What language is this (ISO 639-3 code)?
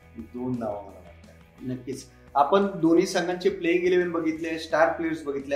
mar